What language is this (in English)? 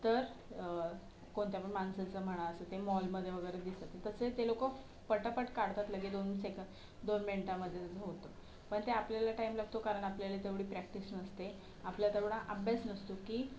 Marathi